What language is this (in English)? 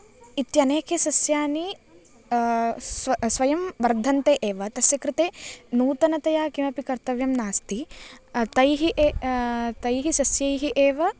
Sanskrit